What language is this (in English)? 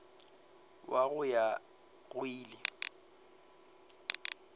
Northern Sotho